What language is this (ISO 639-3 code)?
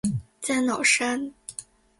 zho